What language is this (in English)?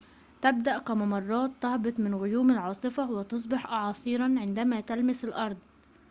Arabic